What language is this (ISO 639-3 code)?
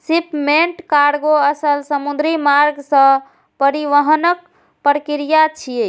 mai